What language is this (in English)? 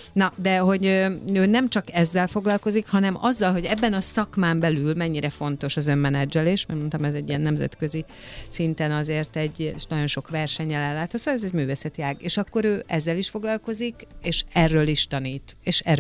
Hungarian